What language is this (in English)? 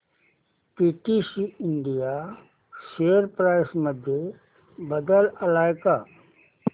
Marathi